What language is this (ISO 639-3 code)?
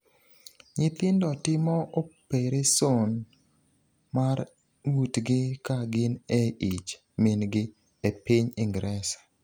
luo